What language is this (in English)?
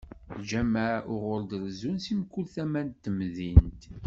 Kabyle